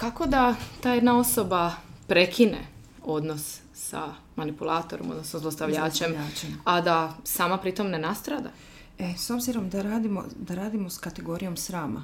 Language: Croatian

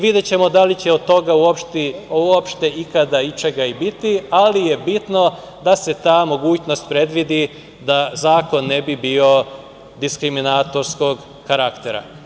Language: Serbian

